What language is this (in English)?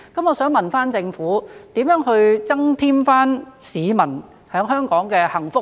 Cantonese